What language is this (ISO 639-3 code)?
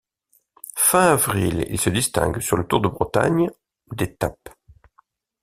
fra